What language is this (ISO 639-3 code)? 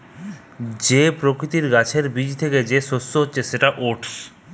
ben